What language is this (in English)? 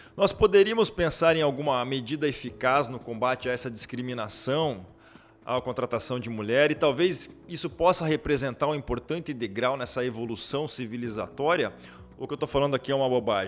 Portuguese